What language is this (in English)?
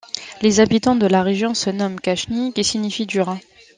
French